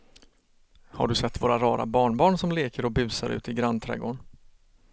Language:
Swedish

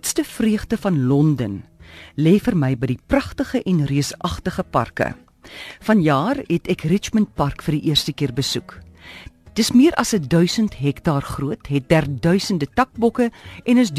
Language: Dutch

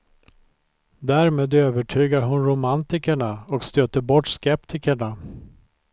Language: Swedish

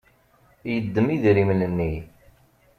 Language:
Kabyle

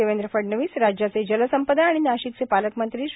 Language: Marathi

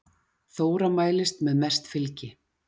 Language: Icelandic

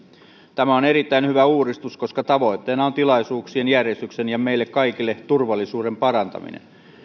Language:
Finnish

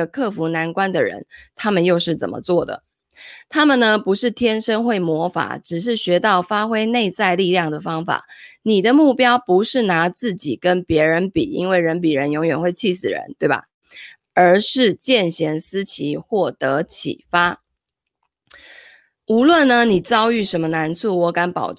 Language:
Chinese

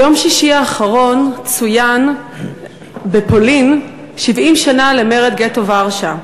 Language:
Hebrew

